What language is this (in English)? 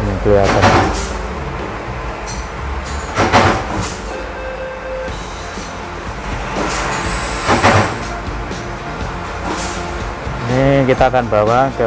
Indonesian